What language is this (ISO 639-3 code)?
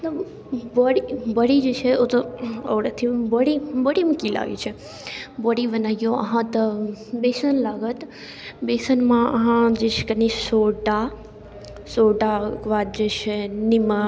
mai